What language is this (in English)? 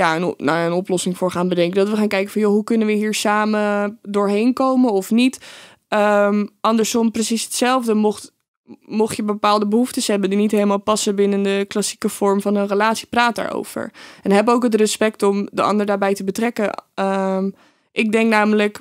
Dutch